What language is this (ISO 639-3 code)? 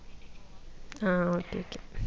mal